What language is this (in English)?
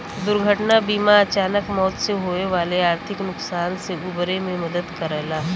Bhojpuri